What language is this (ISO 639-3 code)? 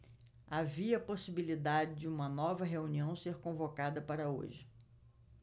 por